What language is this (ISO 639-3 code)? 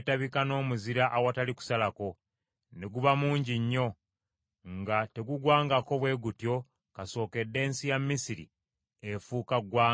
lug